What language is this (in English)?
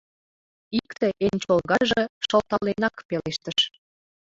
Mari